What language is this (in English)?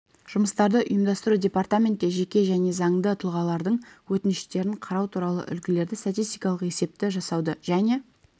Kazakh